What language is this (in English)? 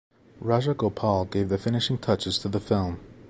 English